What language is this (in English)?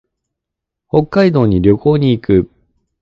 Japanese